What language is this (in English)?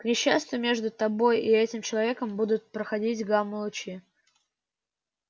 Russian